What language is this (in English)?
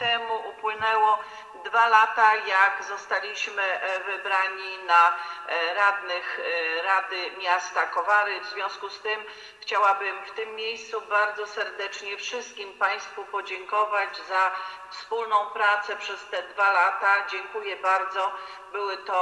Polish